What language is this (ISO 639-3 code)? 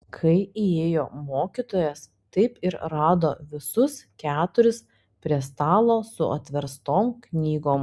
lit